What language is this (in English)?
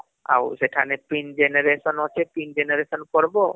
Odia